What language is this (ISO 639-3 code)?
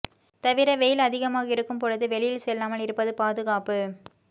tam